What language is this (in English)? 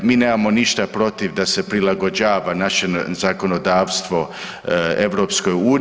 Croatian